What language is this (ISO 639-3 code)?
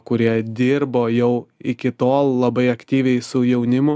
lit